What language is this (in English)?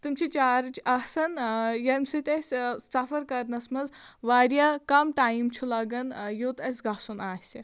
Kashmiri